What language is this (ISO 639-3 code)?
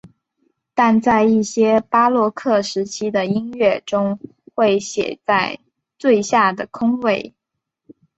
zho